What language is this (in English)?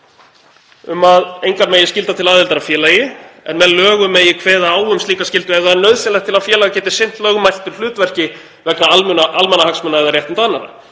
Icelandic